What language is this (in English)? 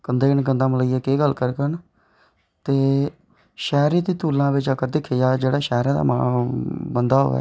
Dogri